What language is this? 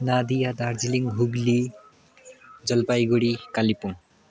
Nepali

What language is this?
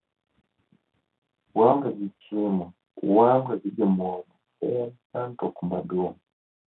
Luo (Kenya and Tanzania)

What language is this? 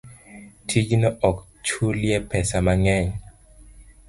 Luo (Kenya and Tanzania)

